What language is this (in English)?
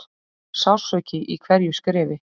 Icelandic